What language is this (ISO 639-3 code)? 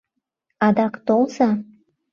chm